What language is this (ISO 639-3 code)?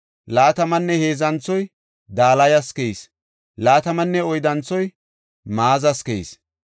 gof